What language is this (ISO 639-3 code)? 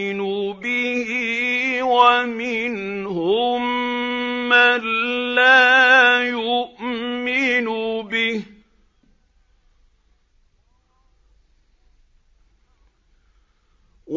ara